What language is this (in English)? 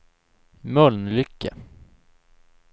Swedish